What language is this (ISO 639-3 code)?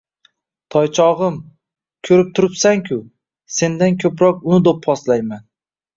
uzb